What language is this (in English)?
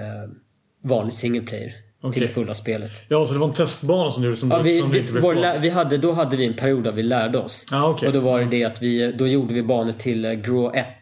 Swedish